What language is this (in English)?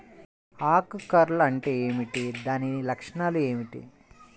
Telugu